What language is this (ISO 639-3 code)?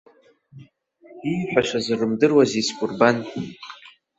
abk